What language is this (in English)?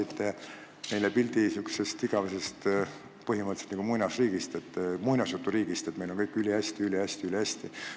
Estonian